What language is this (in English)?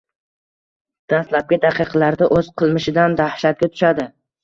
Uzbek